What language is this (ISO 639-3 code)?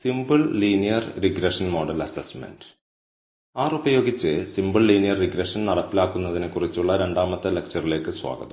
mal